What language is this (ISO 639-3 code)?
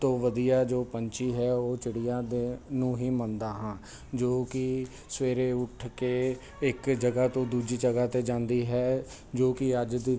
pan